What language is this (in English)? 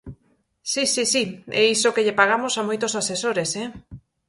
Galician